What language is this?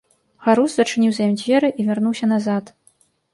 Belarusian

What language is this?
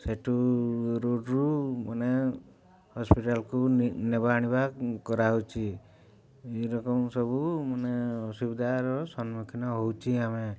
Odia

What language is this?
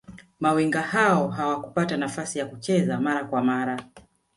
Swahili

